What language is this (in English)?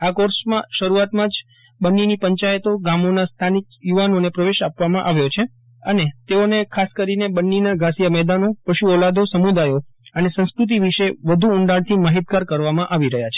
Gujarati